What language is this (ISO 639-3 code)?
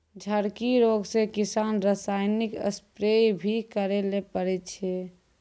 mai